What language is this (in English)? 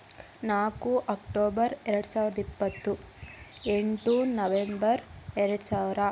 Kannada